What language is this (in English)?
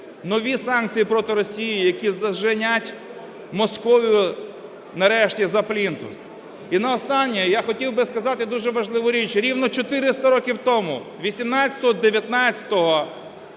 Ukrainian